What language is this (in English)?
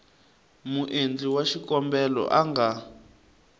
Tsonga